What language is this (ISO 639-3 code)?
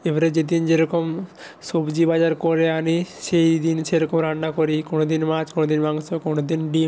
ben